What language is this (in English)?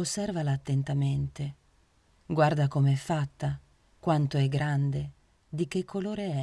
Italian